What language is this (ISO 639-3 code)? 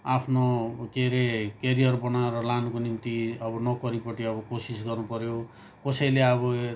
nep